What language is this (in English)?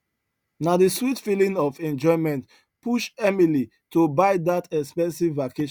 Nigerian Pidgin